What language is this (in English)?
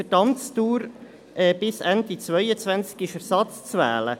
Swiss German